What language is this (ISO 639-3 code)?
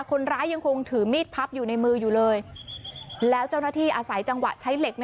tha